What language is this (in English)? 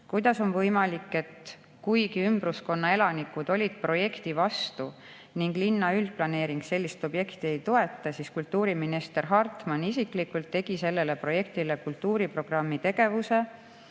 Estonian